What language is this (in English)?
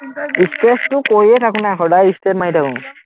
Assamese